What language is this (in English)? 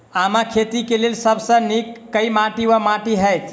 Maithili